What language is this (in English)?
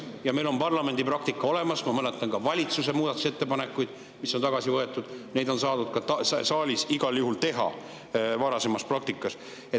Estonian